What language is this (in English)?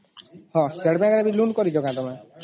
Odia